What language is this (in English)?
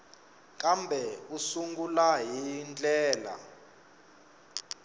Tsonga